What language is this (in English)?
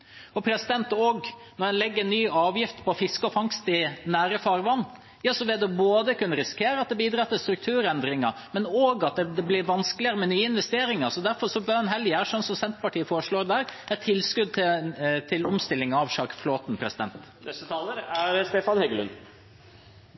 Norwegian Bokmål